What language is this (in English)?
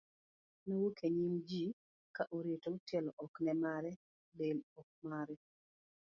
Luo (Kenya and Tanzania)